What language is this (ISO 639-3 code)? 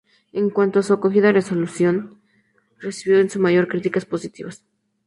spa